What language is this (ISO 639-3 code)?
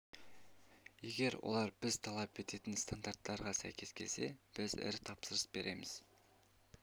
kaz